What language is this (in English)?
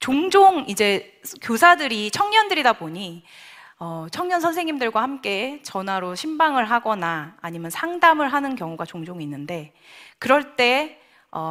Korean